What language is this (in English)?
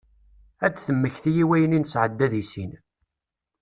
Kabyle